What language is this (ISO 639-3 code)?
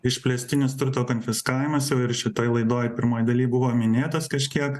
lit